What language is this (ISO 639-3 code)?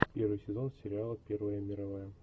rus